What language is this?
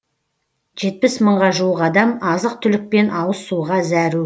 Kazakh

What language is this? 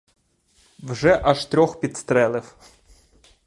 Ukrainian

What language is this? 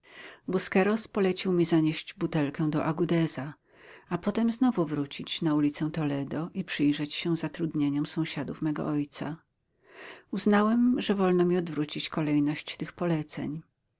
Polish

